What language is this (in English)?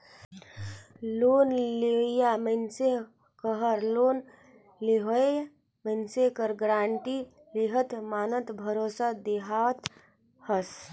Chhattisgarhi